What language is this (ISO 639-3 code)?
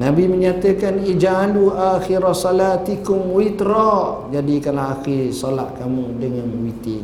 msa